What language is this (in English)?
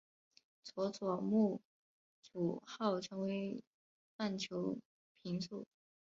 Chinese